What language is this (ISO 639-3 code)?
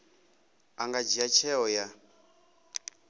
ven